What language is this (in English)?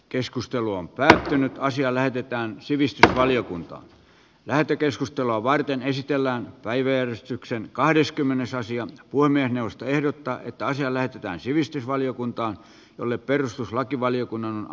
Finnish